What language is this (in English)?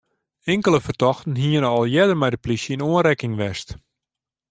Western Frisian